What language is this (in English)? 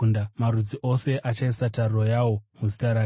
Shona